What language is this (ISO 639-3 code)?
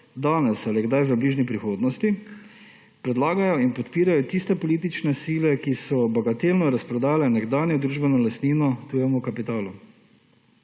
slv